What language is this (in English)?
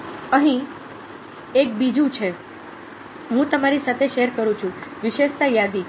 Gujarati